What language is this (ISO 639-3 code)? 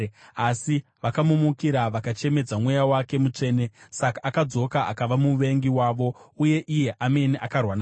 sna